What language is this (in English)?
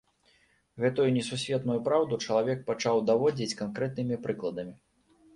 Belarusian